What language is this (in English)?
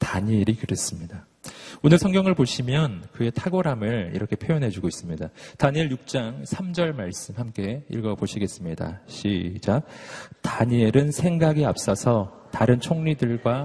Korean